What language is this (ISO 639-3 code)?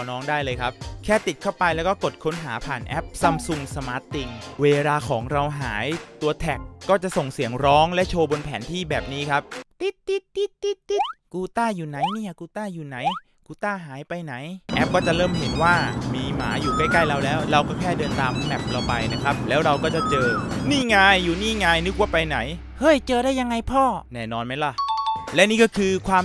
tha